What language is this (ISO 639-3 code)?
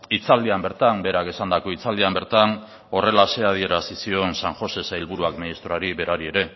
eus